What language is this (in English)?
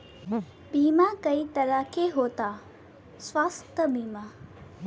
Bhojpuri